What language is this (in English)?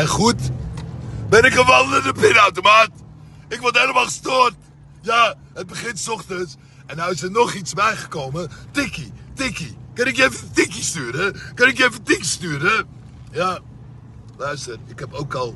Dutch